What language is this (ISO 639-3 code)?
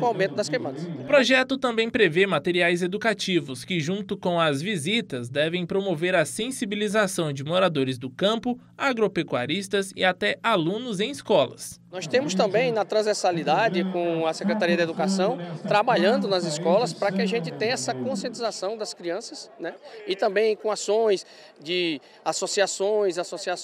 por